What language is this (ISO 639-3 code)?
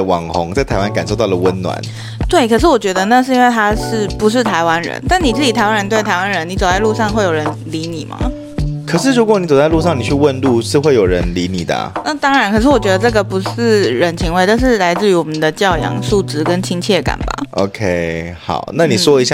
zho